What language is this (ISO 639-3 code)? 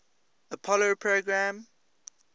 eng